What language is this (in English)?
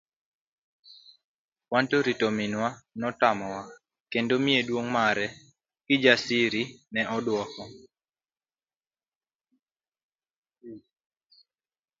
Luo (Kenya and Tanzania)